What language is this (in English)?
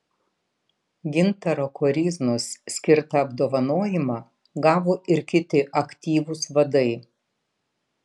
Lithuanian